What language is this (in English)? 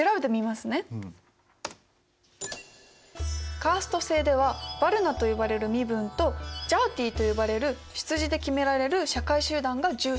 Japanese